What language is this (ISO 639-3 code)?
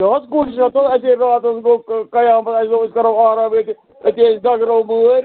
kas